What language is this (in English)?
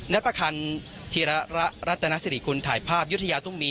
Thai